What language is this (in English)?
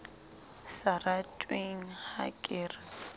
Southern Sotho